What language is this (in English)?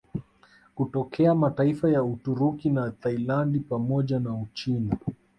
Swahili